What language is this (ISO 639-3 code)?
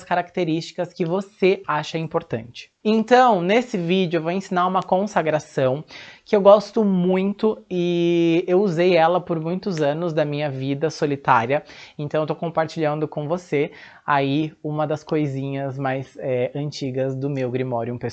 por